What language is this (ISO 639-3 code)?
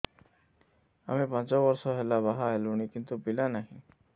ori